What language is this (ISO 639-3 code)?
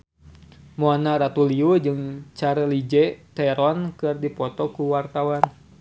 sun